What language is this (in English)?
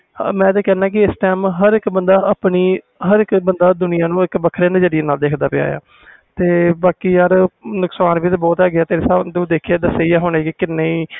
Punjabi